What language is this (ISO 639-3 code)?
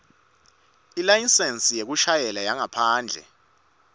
ssw